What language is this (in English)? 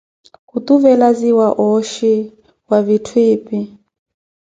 Koti